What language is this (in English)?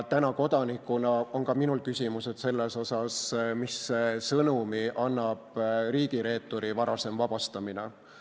Estonian